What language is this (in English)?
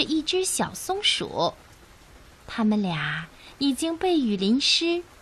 Chinese